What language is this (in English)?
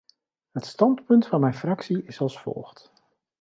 Dutch